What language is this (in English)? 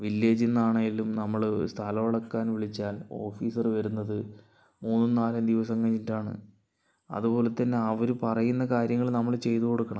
Malayalam